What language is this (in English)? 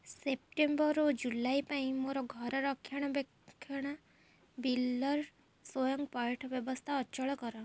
Odia